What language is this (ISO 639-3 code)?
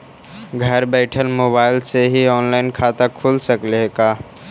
mag